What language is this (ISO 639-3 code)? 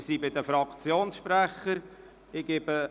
gsw